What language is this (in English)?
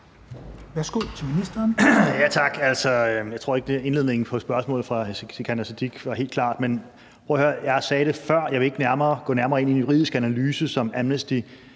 Danish